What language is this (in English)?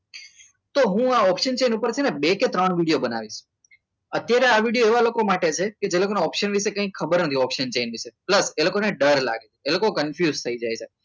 Gujarati